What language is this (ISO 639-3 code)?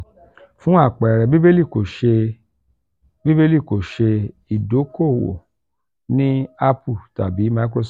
yor